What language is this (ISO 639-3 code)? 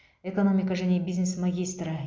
kaz